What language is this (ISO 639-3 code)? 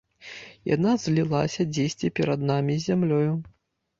bel